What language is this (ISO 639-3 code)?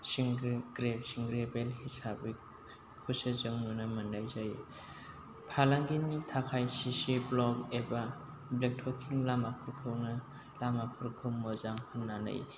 brx